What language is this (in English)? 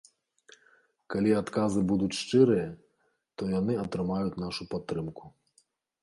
Belarusian